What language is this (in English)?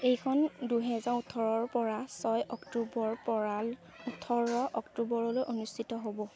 Assamese